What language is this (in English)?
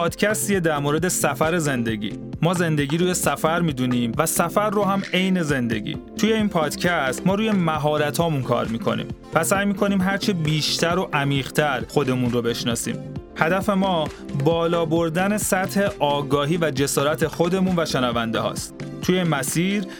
Persian